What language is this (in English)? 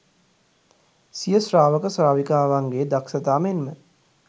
Sinhala